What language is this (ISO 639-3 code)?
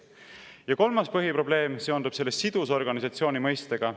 est